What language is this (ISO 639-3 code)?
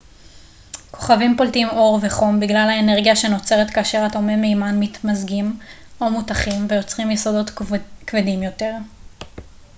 heb